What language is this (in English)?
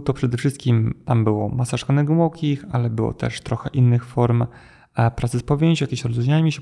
Polish